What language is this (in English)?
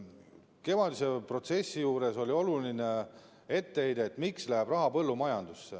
Estonian